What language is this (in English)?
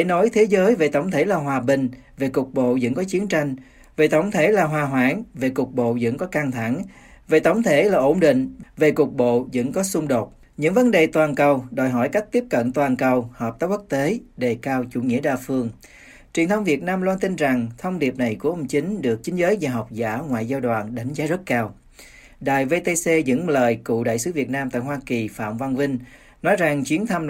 Vietnamese